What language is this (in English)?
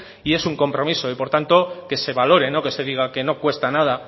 Spanish